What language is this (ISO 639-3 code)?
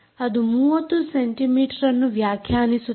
kan